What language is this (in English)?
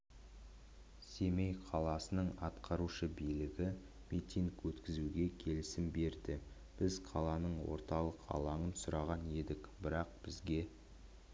Kazakh